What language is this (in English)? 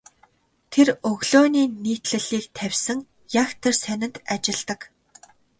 Mongolian